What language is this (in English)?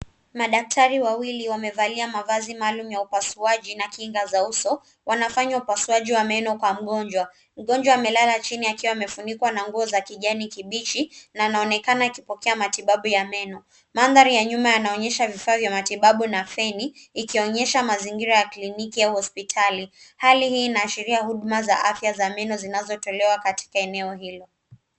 Swahili